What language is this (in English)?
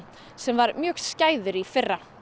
Icelandic